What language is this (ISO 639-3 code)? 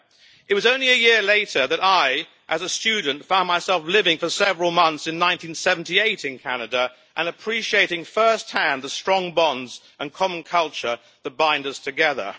eng